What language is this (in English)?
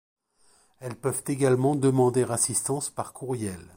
French